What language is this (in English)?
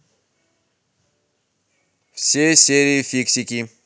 Russian